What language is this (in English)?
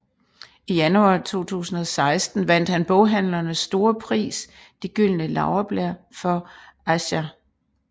Danish